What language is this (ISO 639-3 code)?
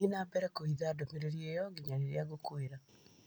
kik